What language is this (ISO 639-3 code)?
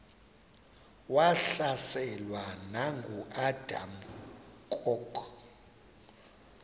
xho